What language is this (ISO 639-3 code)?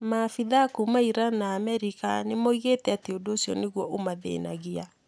kik